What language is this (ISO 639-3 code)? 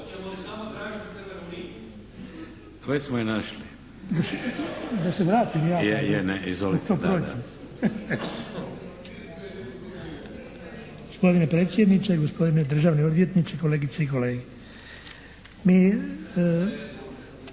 hrv